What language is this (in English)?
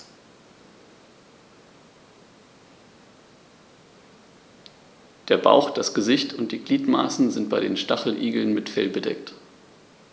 German